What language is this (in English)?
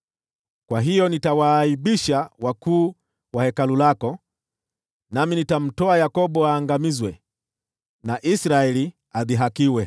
Swahili